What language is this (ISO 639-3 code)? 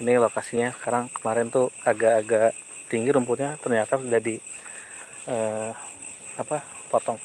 ind